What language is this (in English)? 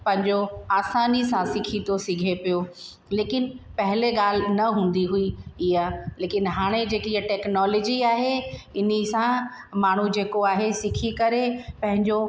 Sindhi